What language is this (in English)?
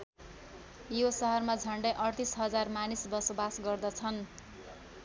Nepali